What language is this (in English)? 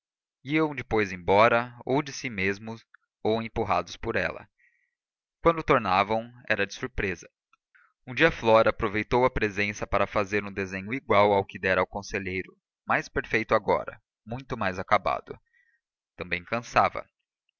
Portuguese